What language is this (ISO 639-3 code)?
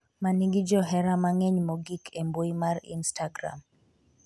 luo